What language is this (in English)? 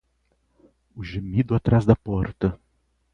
Portuguese